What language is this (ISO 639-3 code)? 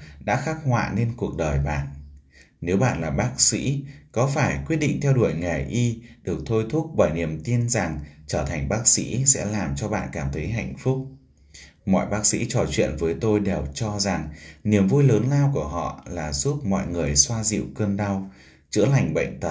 vie